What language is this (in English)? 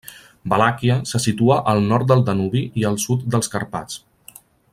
Catalan